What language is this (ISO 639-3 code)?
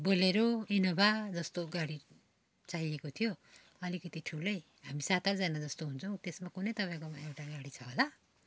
nep